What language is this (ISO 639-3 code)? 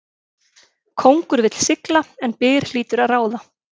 isl